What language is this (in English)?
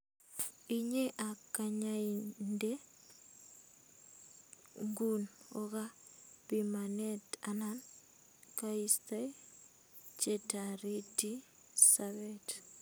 Kalenjin